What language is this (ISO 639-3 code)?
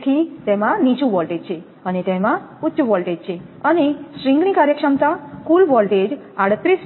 guj